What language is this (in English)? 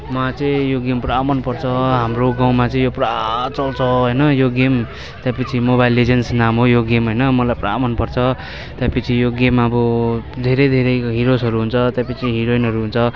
Nepali